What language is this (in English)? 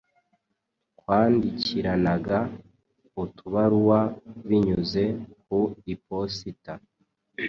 Kinyarwanda